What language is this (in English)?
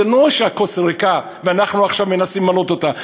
Hebrew